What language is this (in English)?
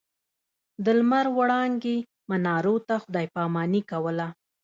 Pashto